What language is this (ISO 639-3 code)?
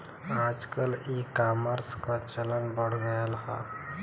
bho